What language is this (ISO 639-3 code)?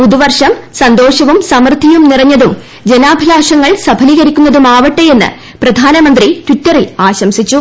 mal